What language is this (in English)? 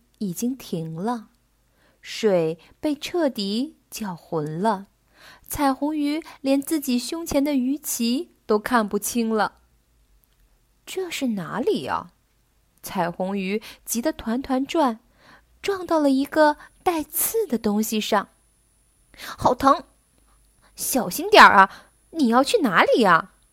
Chinese